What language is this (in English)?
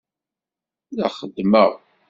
Kabyle